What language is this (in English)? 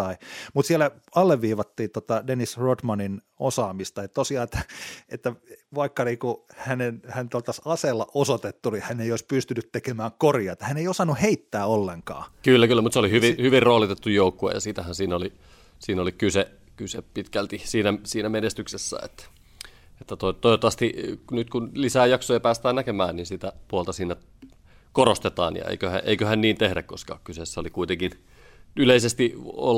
Finnish